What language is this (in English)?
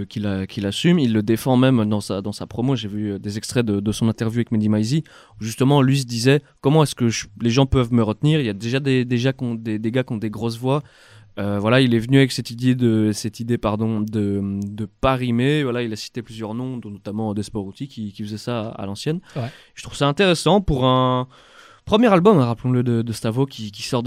French